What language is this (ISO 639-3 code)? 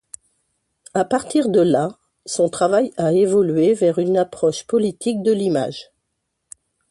fra